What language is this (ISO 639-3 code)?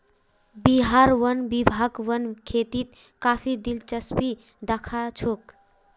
mag